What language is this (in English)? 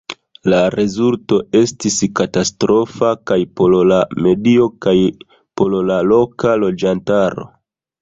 Esperanto